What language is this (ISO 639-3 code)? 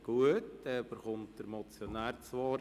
gsw